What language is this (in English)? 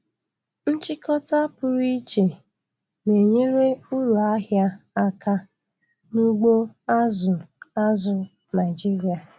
Igbo